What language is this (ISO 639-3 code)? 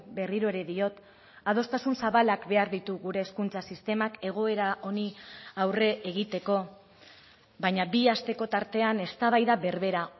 eus